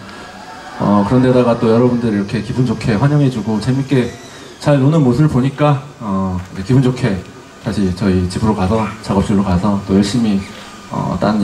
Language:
Korean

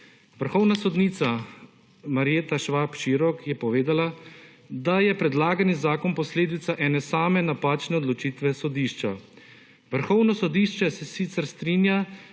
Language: Slovenian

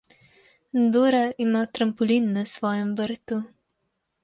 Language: Slovenian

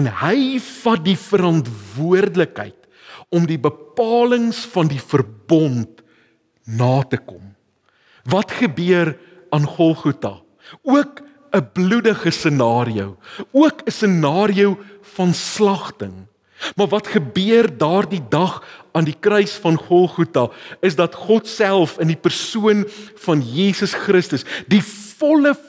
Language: Dutch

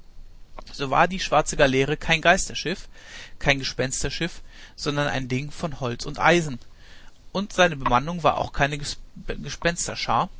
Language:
German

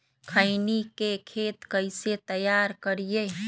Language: Magahi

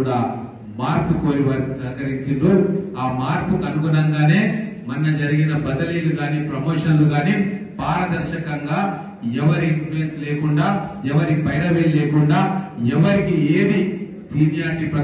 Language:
Telugu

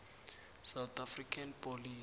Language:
South Ndebele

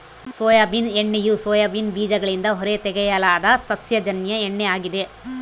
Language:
Kannada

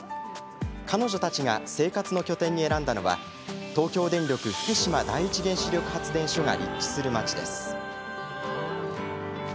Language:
Japanese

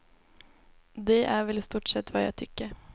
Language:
Swedish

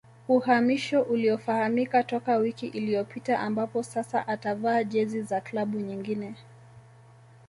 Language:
Swahili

